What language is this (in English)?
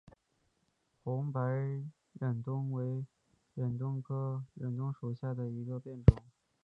Chinese